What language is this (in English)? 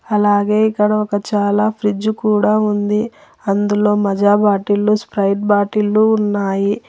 Telugu